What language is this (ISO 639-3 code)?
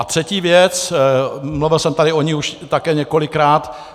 ces